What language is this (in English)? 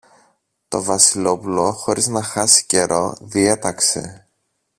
Greek